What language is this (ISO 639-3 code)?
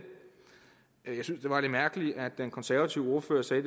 dan